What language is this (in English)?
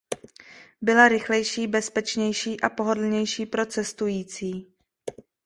Czech